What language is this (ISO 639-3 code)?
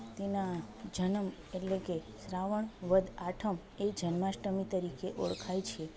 guj